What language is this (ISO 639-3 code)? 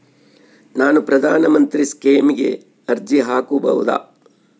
kan